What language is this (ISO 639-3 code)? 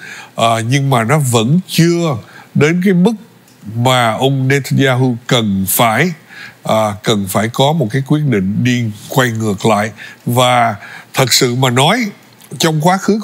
vie